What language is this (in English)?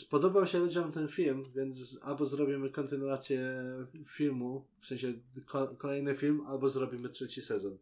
Polish